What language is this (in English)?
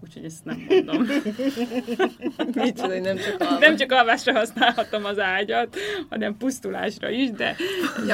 Hungarian